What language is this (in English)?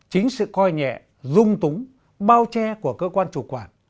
Vietnamese